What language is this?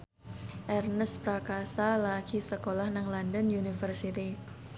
Javanese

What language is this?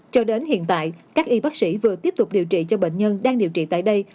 Vietnamese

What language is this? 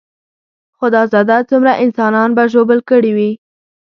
Pashto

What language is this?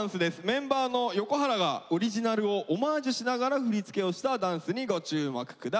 Japanese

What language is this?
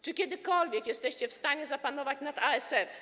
Polish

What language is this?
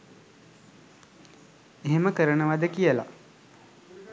Sinhala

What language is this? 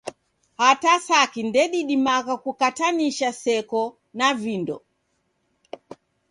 Taita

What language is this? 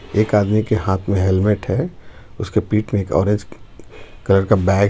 Hindi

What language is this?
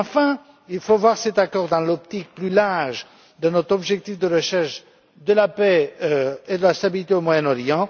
French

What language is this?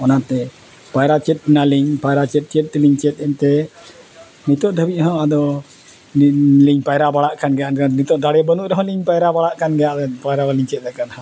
Santali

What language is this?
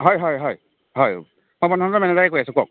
Assamese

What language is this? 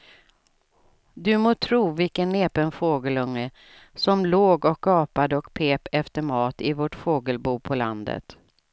Swedish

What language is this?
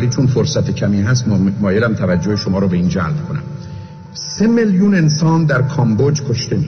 Persian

